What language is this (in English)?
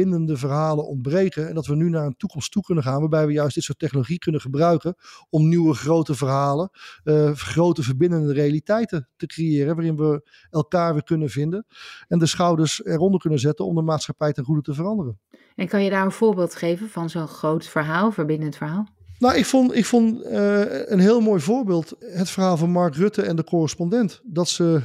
Dutch